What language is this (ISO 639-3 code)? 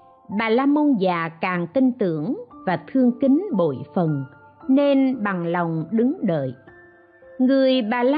vie